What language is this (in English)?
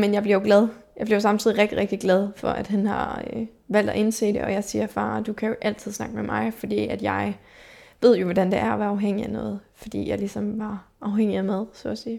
Danish